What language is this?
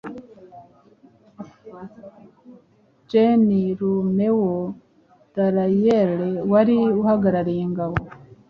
Kinyarwanda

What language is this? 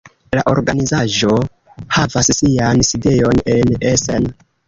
Esperanto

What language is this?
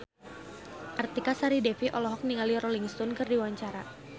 Sundanese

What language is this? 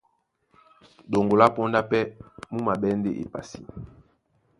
Duala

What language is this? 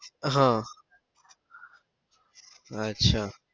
Gujarati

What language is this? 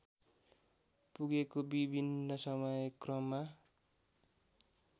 Nepali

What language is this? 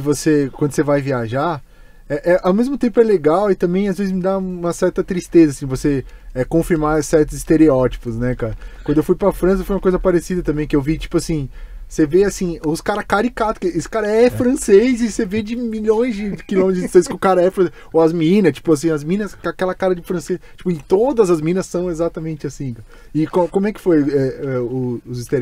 Portuguese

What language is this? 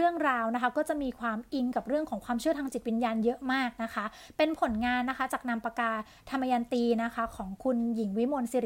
Thai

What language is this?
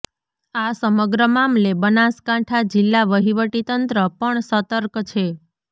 Gujarati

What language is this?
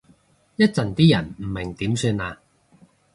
Cantonese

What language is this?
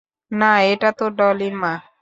Bangla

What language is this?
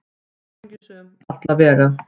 Icelandic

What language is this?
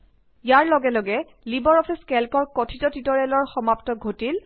Assamese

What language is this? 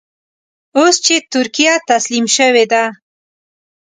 Pashto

